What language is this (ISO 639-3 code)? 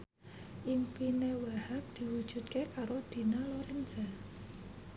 jav